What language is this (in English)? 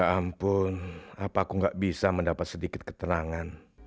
Indonesian